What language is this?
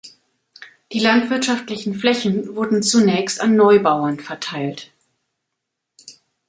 German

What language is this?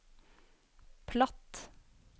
Norwegian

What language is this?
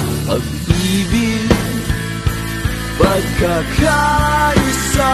Filipino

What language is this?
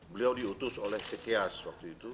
Indonesian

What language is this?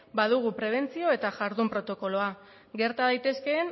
Basque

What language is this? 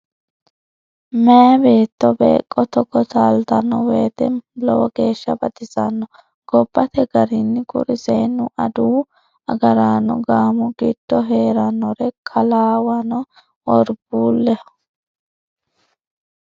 Sidamo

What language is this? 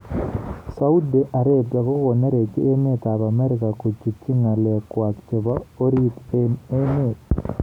Kalenjin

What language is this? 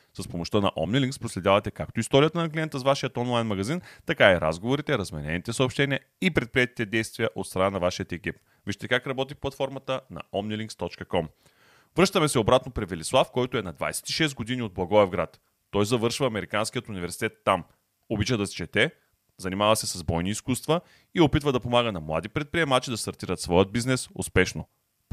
Bulgarian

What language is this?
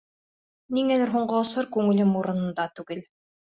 Bashkir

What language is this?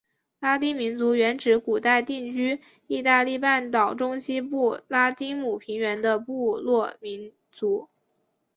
Chinese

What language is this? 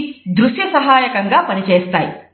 Telugu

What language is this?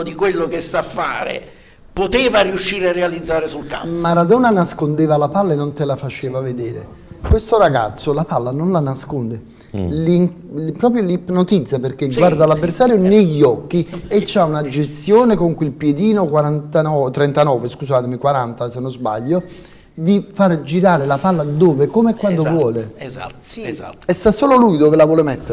Italian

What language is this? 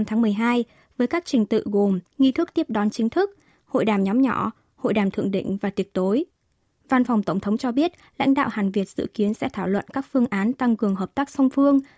Vietnamese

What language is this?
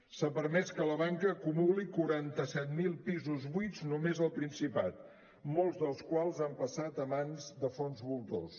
Catalan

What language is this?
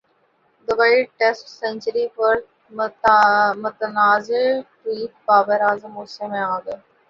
Urdu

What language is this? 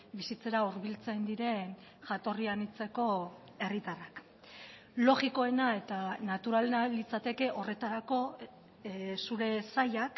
Basque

